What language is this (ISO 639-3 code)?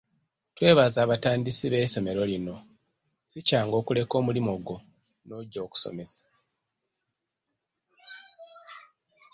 lug